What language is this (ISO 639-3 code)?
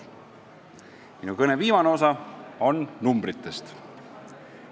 est